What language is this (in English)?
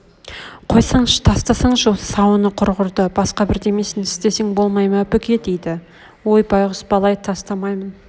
Kazakh